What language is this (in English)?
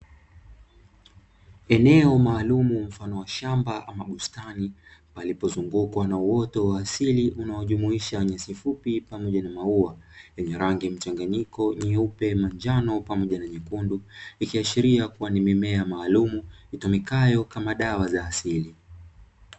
Swahili